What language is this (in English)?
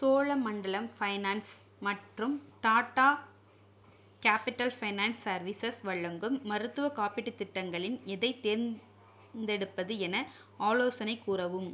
Tamil